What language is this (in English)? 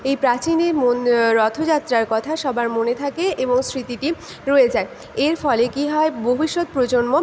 Bangla